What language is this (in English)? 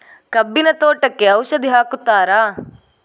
Kannada